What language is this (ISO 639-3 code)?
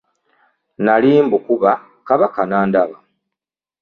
lug